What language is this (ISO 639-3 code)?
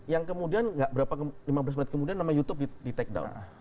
ind